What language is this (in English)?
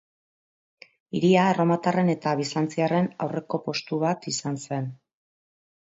Basque